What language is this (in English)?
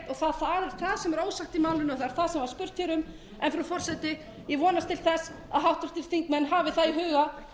Icelandic